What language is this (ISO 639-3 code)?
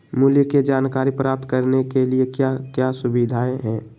mag